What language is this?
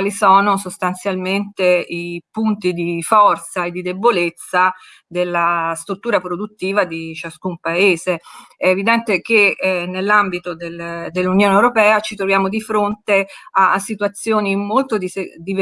Italian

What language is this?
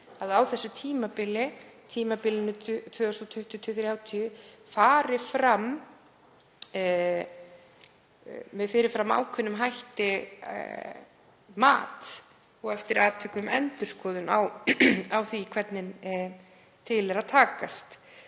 Icelandic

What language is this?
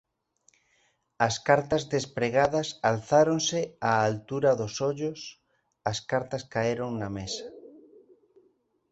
Galician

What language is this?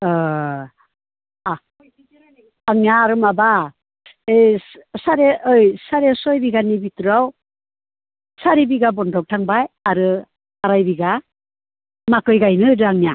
Bodo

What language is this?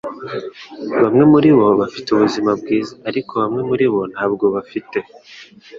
Kinyarwanda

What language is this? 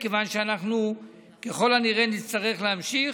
Hebrew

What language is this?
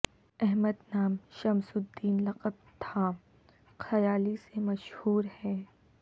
Urdu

